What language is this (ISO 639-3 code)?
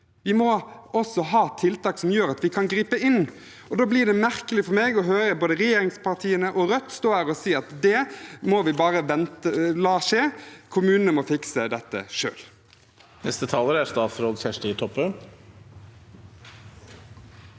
nor